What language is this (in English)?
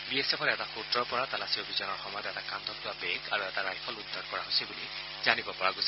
Assamese